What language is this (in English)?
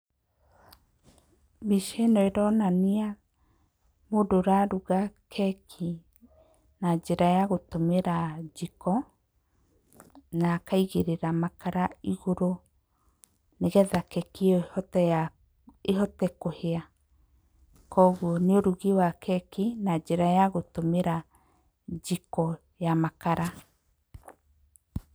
Kikuyu